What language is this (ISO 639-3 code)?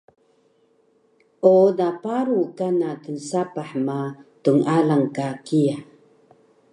trv